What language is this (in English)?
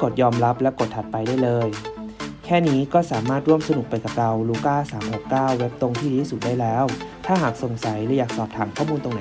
Thai